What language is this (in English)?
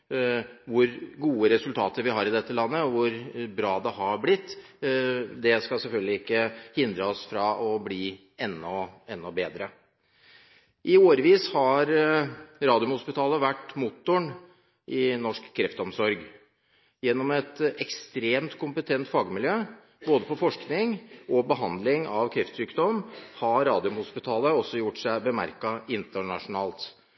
Norwegian Bokmål